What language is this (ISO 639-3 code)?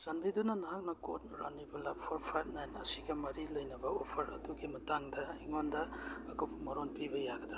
mni